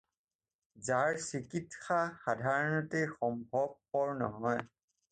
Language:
Assamese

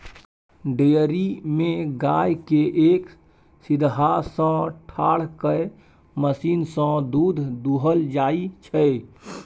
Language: Maithili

